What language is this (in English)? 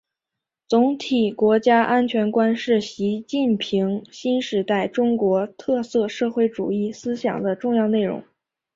Chinese